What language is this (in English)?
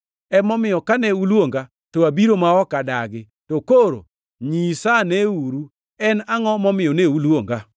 Luo (Kenya and Tanzania)